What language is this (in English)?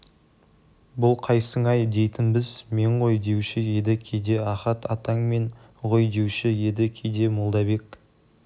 Kazakh